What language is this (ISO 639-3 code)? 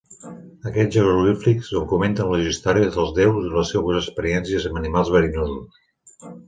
cat